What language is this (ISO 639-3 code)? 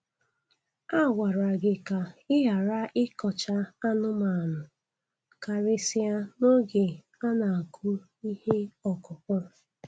ibo